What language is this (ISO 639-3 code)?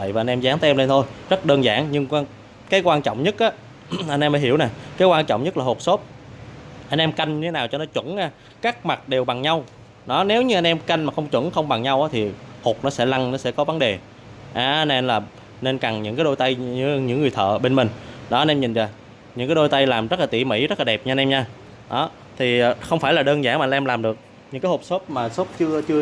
vie